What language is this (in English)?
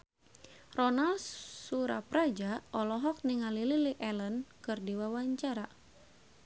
Sundanese